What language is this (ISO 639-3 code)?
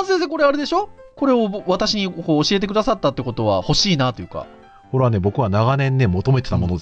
jpn